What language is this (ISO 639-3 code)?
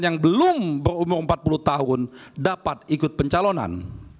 ind